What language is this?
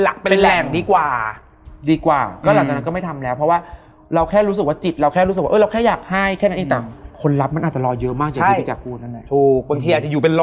Thai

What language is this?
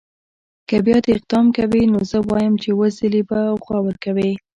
Pashto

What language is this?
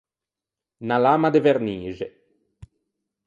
Ligurian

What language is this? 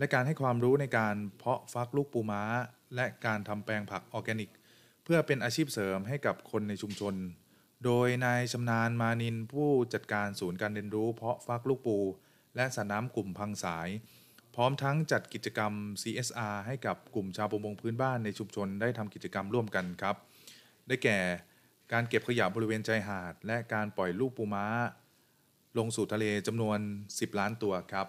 Thai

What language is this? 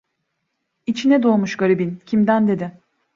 Turkish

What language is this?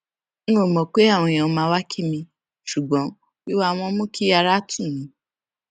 Yoruba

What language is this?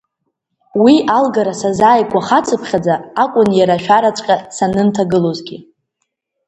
Abkhazian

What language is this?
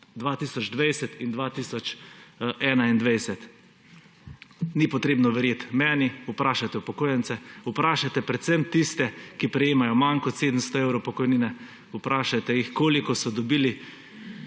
Slovenian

